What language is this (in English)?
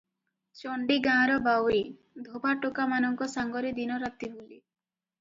Odia